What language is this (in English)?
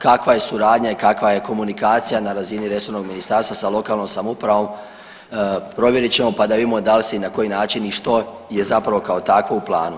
Croatian